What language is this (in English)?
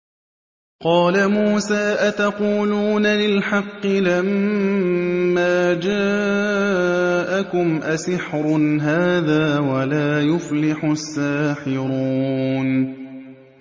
Arabic